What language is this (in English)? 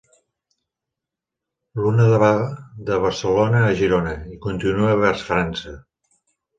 Catalan